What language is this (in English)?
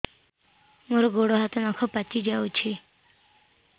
Odia